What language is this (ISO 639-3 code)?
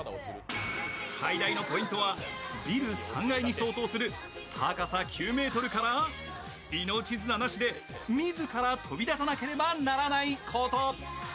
jpn